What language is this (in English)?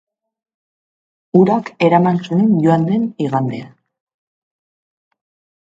Basque